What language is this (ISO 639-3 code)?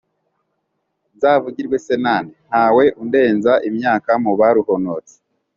kin